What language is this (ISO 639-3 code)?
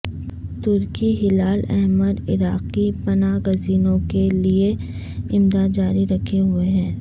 urd